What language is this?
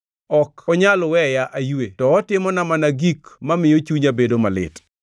Luo (Kenya and Tanzania)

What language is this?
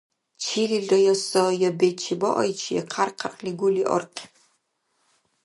Dargwa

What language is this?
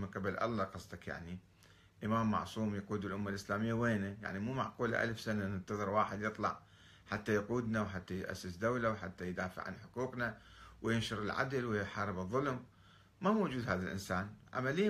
Arabic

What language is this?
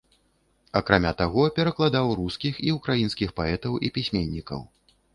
Belarusian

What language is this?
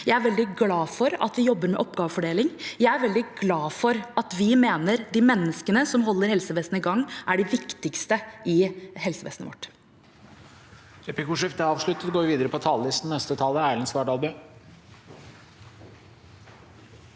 Norwegian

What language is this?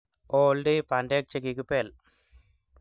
Kalenjin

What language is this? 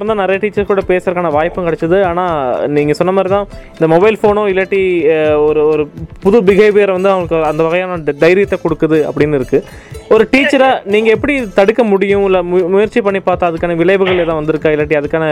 Tamil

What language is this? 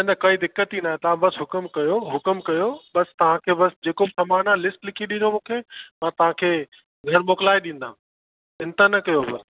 Sindhi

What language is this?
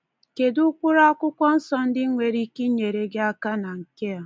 Igbo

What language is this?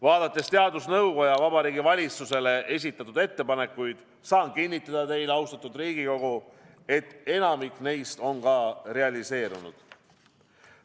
Estonian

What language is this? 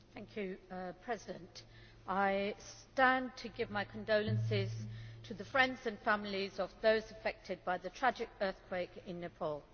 English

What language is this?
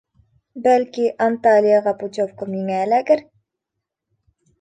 Bashkir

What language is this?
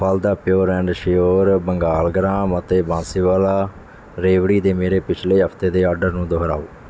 Punjabi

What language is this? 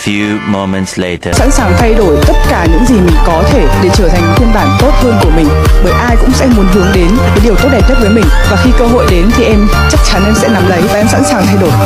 Vietnamese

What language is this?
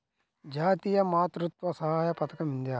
Telugu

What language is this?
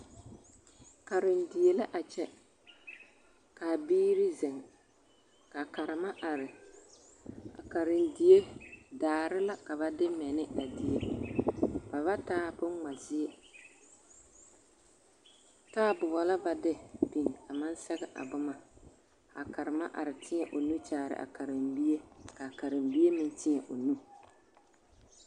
Southern Dagaare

